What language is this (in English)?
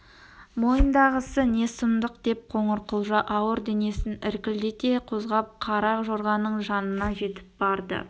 Kazakh